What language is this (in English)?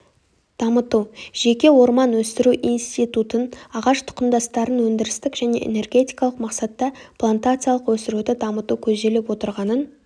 Kazakh